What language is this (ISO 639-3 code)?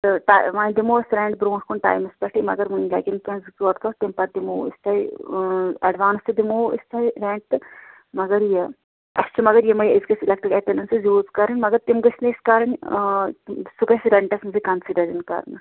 kas